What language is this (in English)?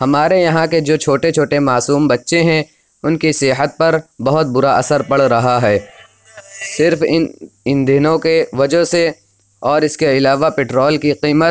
Urdu